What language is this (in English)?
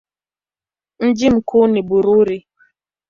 Swahili